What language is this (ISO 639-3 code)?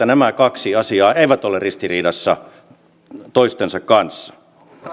fin